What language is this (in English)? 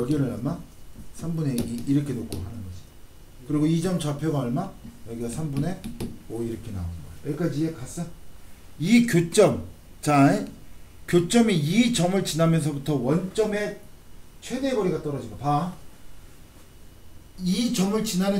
Korean